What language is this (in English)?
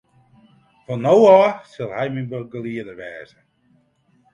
Western Frisian